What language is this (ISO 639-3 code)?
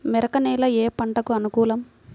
tel